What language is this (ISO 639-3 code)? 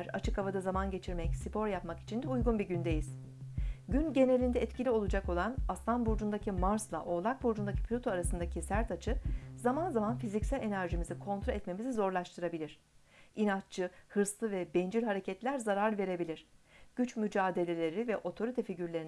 tur